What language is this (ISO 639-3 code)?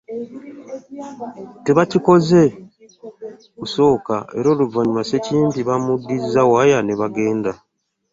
lug